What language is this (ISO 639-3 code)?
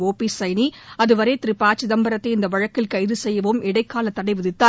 tam